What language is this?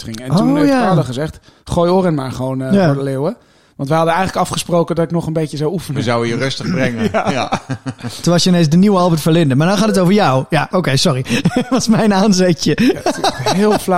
Dutch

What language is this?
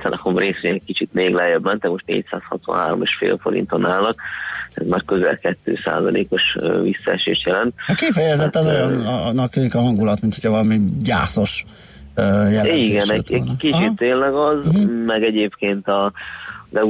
Hungarian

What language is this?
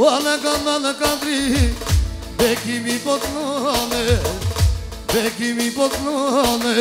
Romanian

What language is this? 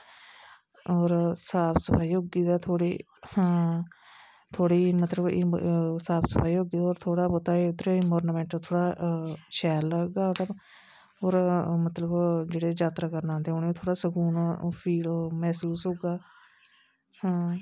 Dogri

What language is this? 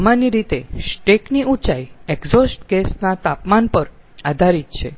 Gujarati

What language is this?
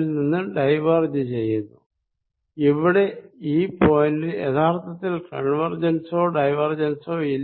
Malayalam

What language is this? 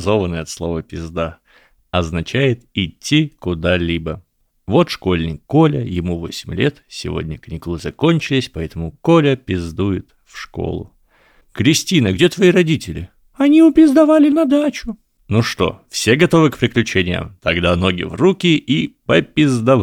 Russian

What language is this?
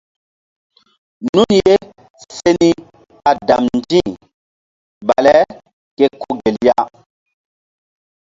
Mbum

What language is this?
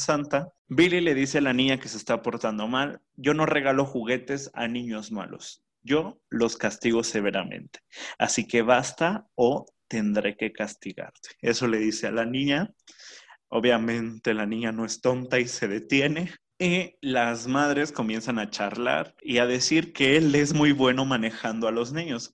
Spanish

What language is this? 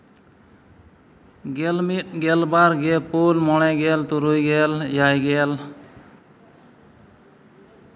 Santali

